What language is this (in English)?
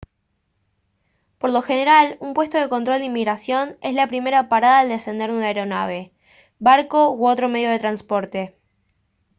Spanish